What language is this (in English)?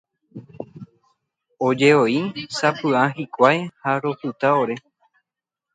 Guarani